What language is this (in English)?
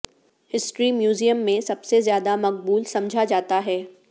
Urdu